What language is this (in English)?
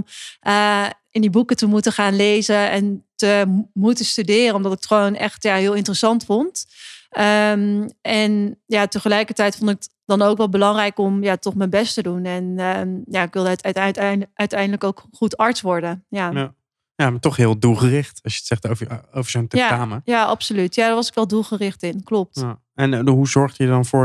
Dutch